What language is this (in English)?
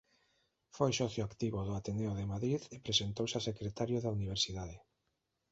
Galician